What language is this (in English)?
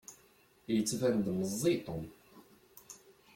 Kabyle